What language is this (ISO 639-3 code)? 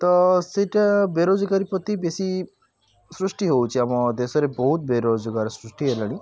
ori